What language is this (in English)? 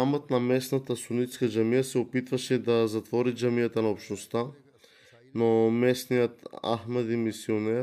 Bulgarian